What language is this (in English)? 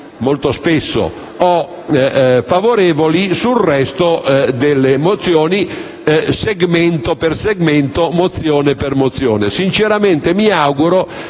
Italian